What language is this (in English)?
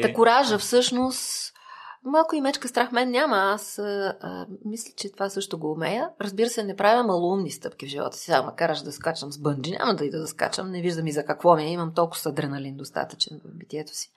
Bulgarian